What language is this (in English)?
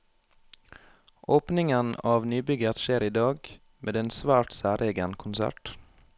Norwegian